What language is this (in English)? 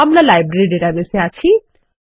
Bangla